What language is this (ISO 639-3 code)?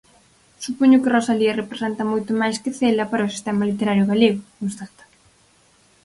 glg